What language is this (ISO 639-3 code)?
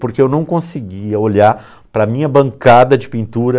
por